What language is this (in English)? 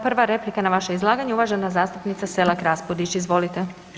Croatian